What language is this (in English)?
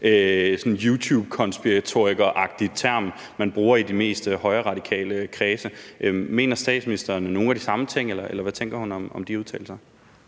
Danish